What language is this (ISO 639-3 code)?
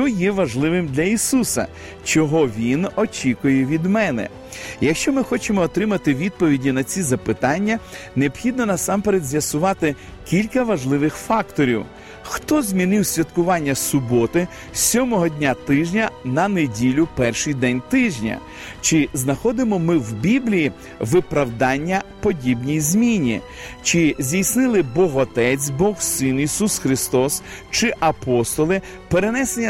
ukr